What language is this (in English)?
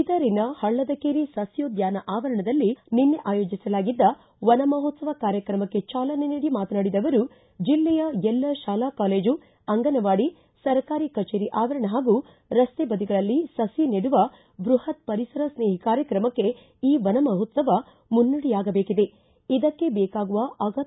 Kannada